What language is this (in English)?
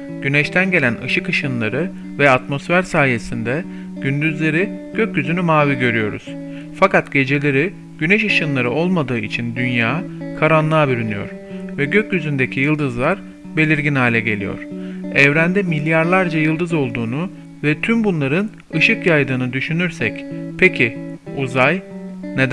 Turkish